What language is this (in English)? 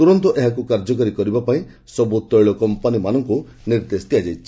Odia